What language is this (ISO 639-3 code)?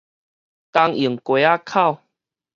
nan